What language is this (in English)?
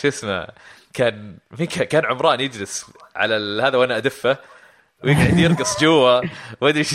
Arabic